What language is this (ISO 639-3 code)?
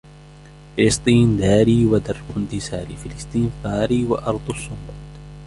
ara